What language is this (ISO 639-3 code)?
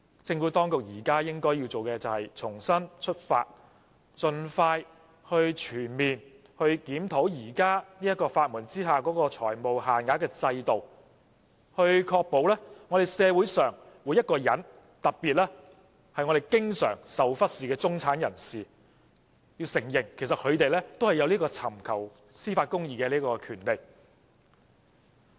yue